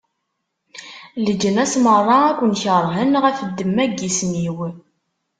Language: Kabyle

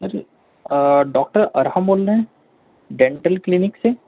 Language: Urdu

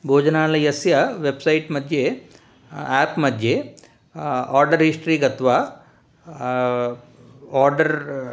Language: Sanskrit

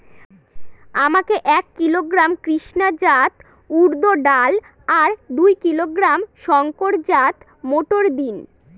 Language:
Bangla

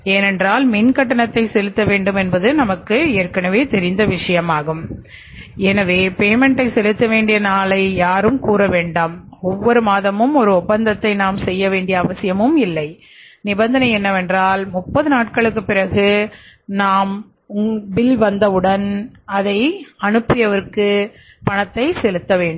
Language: Tamil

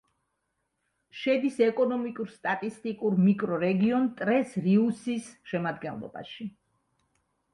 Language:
Georgian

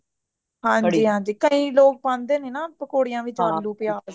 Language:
Punjabi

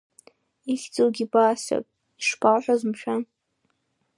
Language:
Abkhazian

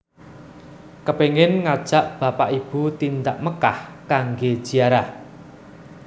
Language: Javanese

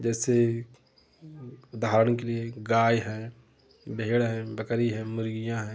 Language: Hindi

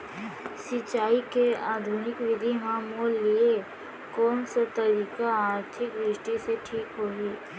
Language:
Chhattisgarhi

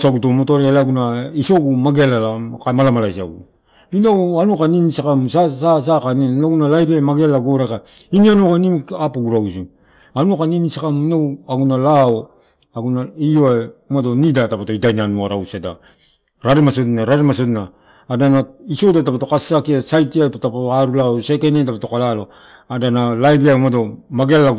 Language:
Torau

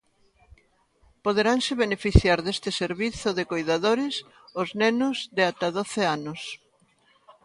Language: Galician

